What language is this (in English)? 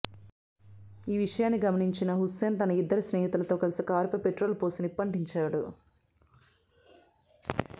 Telugu